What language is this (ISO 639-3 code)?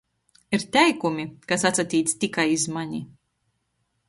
ltg